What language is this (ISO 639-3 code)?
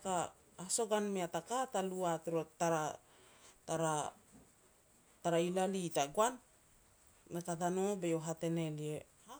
pex